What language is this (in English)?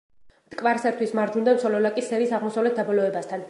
Georgian